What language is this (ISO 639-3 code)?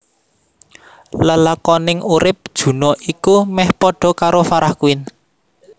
jav